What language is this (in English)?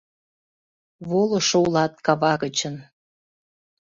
Mari